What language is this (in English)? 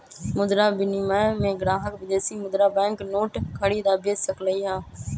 Magahi